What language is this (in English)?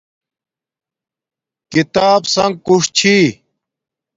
Domaaki